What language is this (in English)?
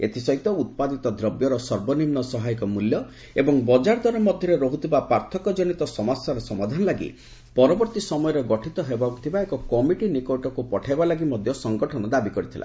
Odia